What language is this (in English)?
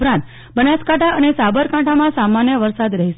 Gujarati